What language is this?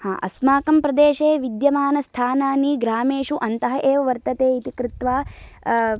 Sanskrit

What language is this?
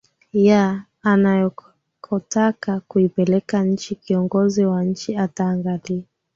Swahili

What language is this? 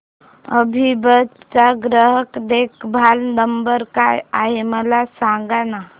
Marathi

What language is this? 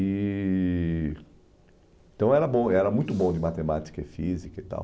Portuguese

